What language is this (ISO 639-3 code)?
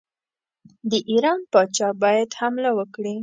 pus